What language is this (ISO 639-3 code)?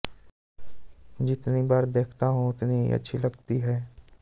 hin